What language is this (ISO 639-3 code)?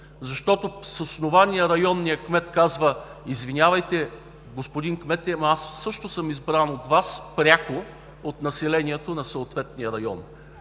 bul